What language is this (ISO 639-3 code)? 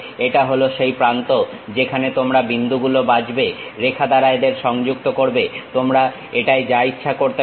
ben